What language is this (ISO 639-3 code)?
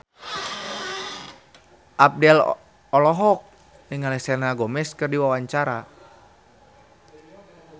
sun